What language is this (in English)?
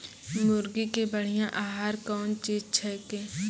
Maithili